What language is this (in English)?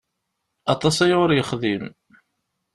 Kabyle